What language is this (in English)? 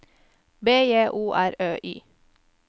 Norwegian